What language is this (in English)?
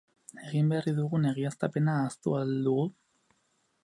Basque